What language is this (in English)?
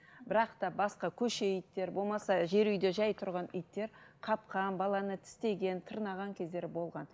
Kazakh